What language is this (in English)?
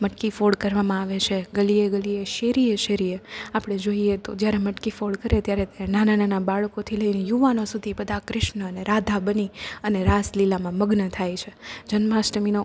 Gujarati